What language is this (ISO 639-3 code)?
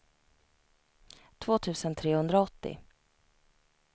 swe